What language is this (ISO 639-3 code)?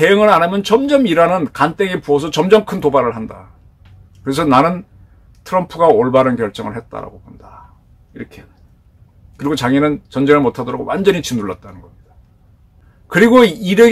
kor